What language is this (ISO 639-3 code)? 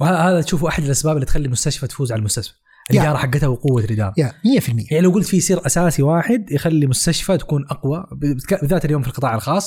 ara